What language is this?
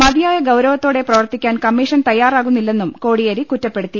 Malayalam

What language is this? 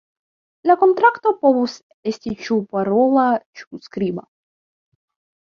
Esperanto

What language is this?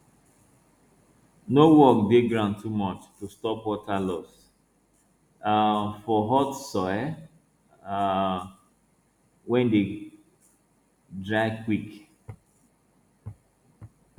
Nigerian Pidgin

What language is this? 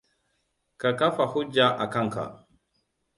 Hausa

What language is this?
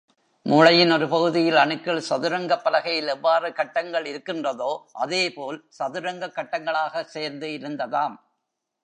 Tamil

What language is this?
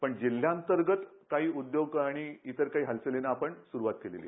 Marathi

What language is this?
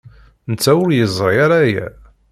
Kabyle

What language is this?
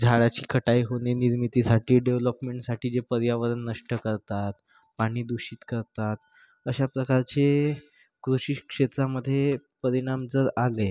Marathi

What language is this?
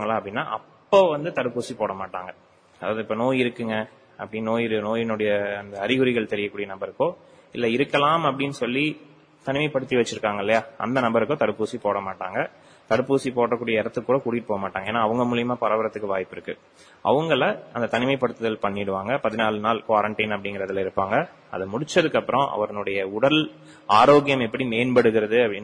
Tamil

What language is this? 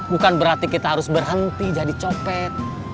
Indonesian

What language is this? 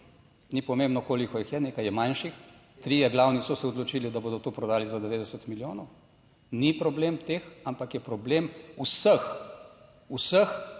Slovenian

